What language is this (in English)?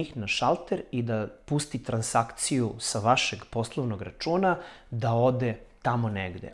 Serbian